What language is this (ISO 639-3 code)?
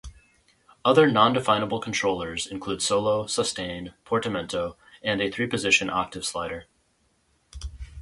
eng